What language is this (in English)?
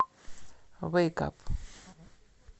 Russian